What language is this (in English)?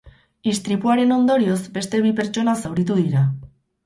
Basque